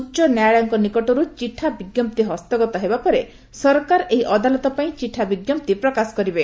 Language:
Odia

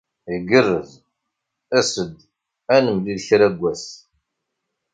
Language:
Kabyle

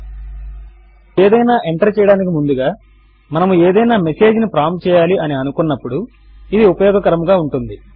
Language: Telugu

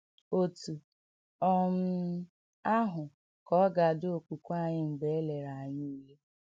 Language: Igbo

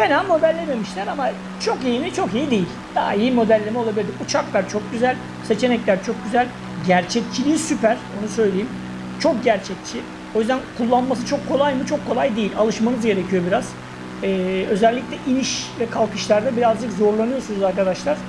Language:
Turkish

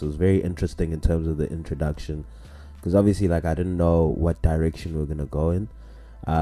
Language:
English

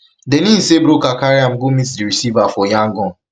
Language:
Nigerian Pidgin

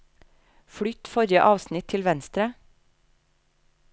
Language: Norwegian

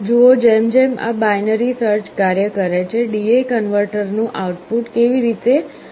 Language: Gujarati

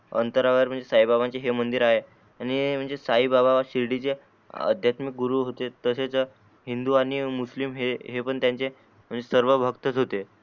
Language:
Marathi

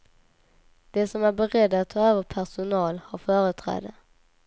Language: Swedish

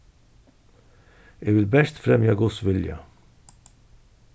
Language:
Faroese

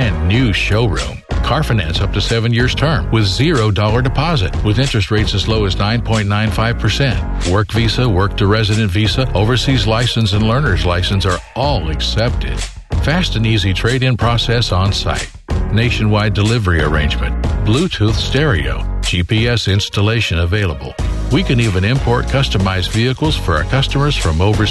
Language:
Filipino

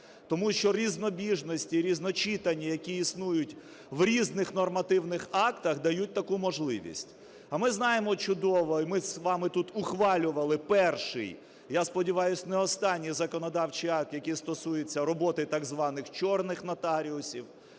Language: Ukrainian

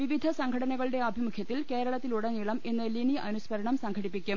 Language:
Malayalam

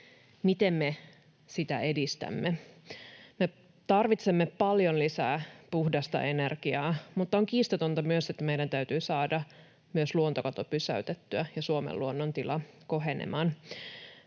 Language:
Finnish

